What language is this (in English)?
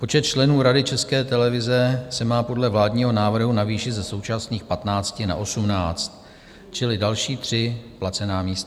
Czech